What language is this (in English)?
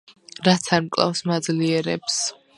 Georgian